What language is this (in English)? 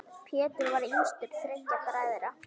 Icelandic